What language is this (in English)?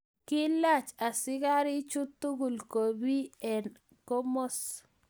Kalenjin